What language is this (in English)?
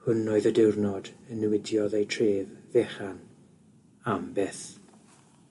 Welsh